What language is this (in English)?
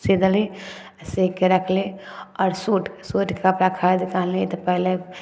Maithili